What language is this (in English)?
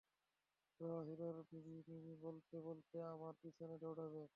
Bangla